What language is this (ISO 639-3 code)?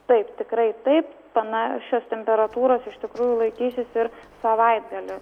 lit